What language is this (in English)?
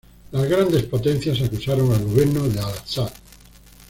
Spanish